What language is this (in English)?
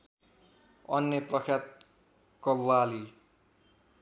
Nepali